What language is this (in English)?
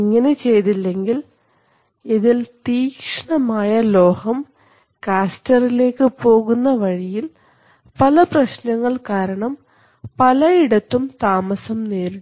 Malayalam